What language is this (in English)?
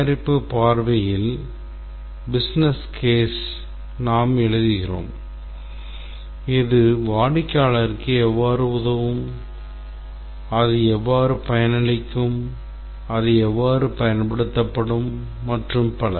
Tamil